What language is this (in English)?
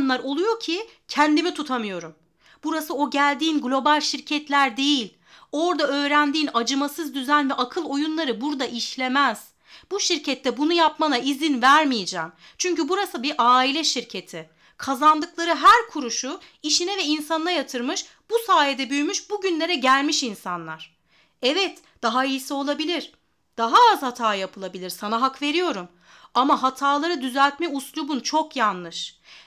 Turkish